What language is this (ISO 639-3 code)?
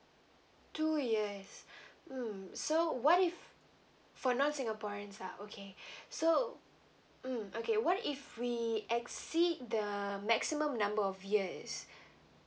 eng